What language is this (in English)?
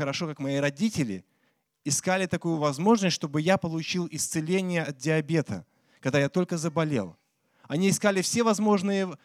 Russian